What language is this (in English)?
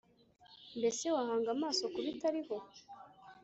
Kinyarwanda